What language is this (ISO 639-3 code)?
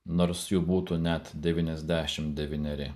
lit